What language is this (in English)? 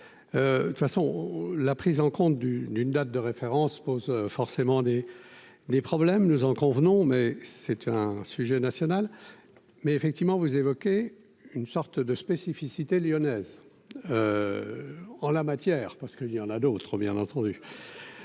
French